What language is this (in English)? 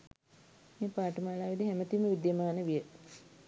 Sinhala